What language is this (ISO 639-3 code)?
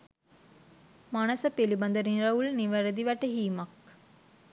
sin